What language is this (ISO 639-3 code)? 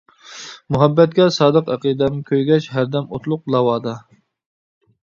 uig